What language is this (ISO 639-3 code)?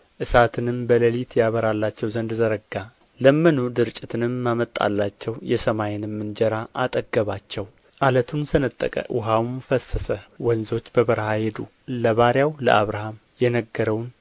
amh